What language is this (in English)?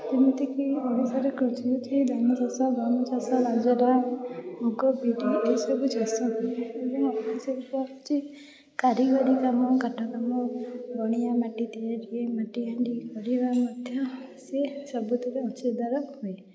Odia